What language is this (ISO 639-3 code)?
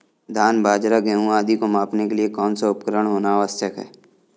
hin